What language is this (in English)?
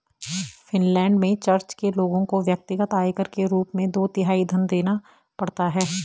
Hindi